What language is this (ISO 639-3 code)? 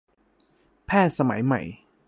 tha